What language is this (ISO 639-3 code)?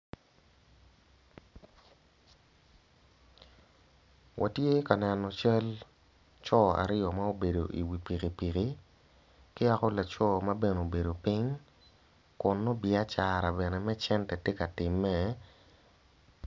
ach